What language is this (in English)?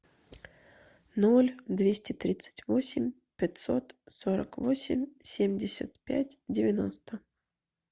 Russian